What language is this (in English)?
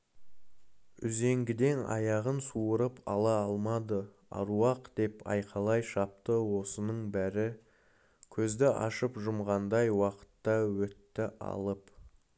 Kazakh